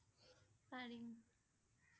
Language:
Assamese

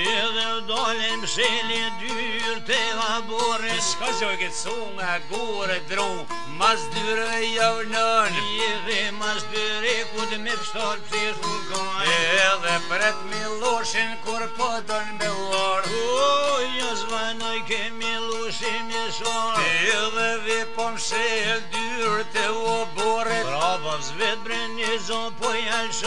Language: Romanian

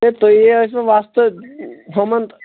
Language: Kashmiri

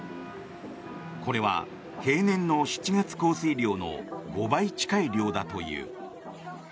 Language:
Japanese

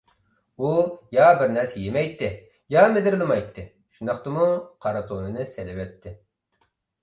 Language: Uyghur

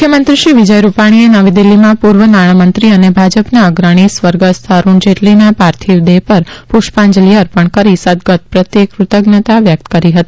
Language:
Gujarati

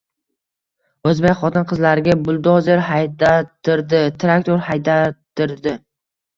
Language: Uzbek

